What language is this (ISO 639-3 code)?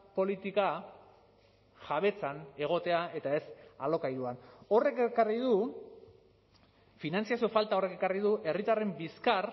eus